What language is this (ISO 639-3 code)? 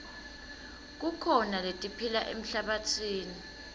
ssw